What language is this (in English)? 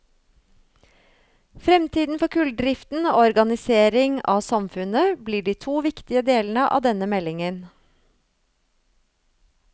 Norwegian